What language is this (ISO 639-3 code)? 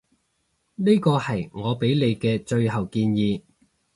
yue